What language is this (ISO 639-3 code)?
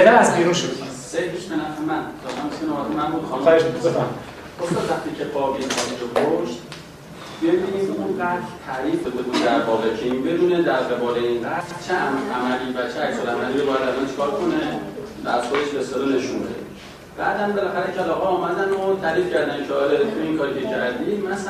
fas